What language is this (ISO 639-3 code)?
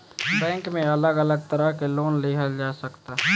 bho